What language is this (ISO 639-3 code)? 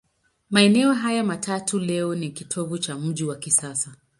swa